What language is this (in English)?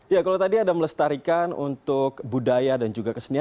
Indonesian